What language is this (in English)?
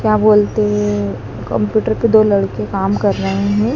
Hindi